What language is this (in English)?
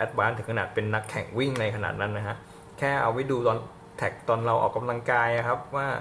Thai